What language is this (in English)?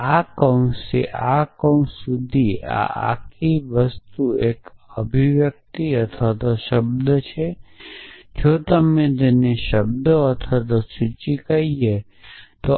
Gujarati